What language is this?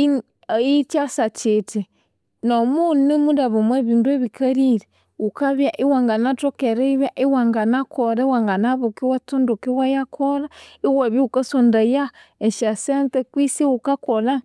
Konzo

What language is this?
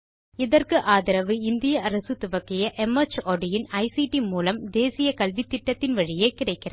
Tamil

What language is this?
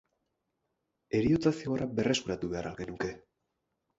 Basque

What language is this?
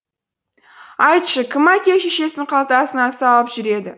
Kazakh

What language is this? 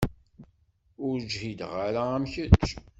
Kabyle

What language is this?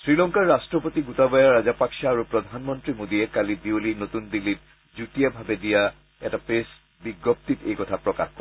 Assamese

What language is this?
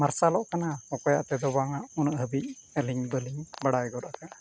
Santali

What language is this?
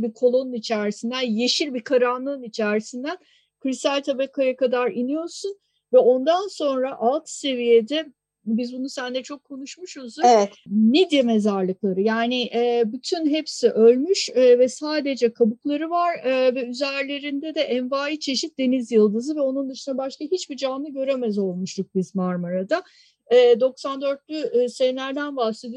Turkish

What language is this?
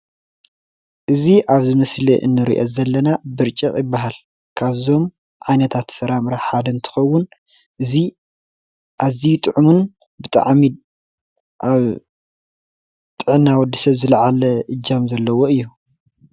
Tigrinya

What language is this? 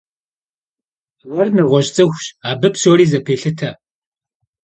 Kabardian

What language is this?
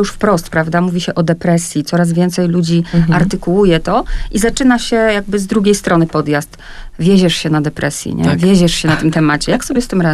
Polish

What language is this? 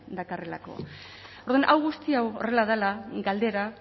Basque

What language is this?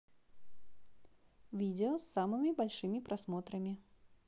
Russian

